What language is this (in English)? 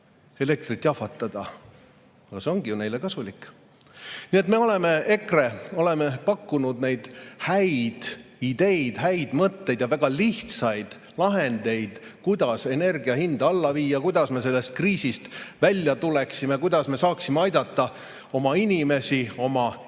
Estonian